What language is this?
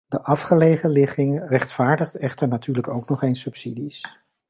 Dutch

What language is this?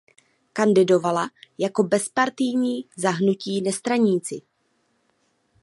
Czech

